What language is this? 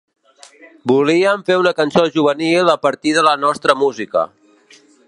Catalan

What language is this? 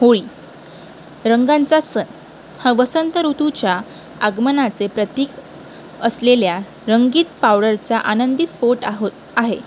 Marathi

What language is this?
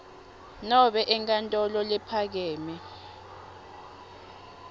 Swati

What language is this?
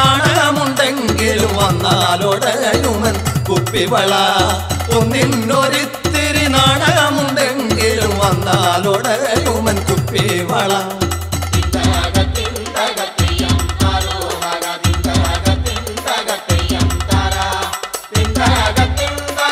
Malayalam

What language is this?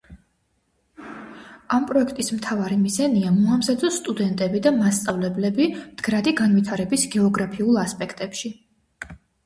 Georgian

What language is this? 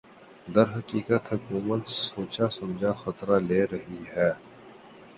Urdu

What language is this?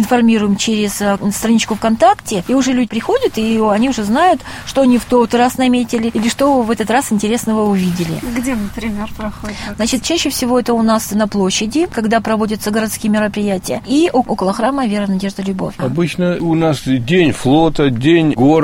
Russian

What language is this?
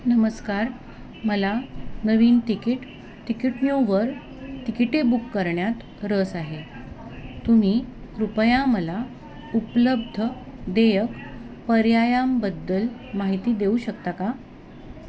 Marathi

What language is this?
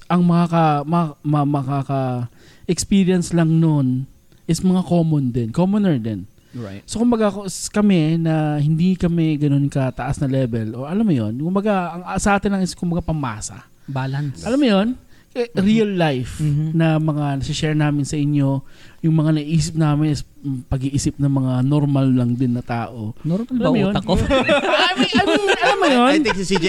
Filipino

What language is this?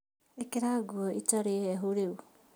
Kikuyu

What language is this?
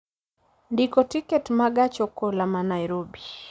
Luo (Kenya and Tanzania)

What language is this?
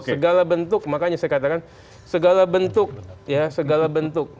Indonesian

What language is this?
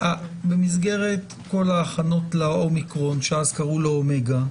Hebrew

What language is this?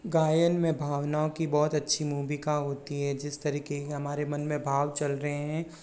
Hindi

